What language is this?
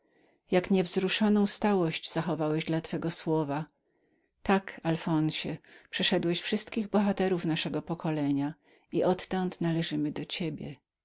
Polish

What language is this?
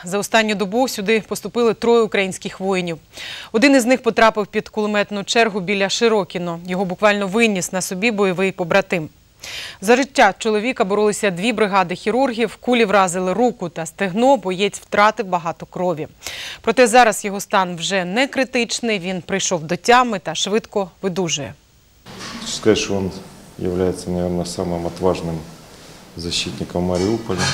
Russian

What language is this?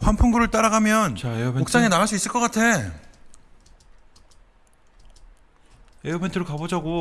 Korean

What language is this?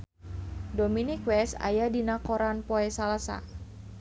Sundanese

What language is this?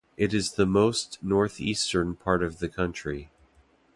English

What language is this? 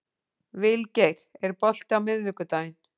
Icelandic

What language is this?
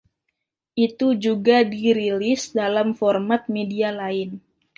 Indonesian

